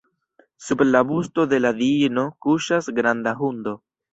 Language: Esperanto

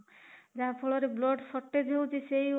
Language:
Odia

